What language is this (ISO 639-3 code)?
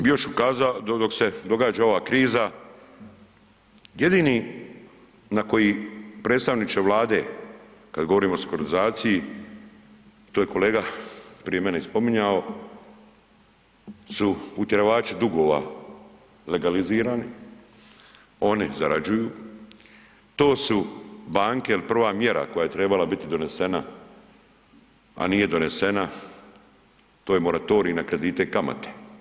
hrv